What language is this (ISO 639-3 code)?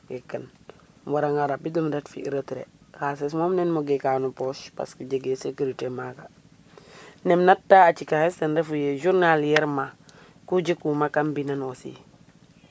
srr